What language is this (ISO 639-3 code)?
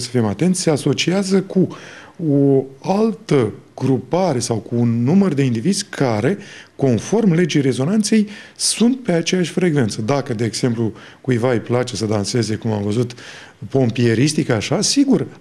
ron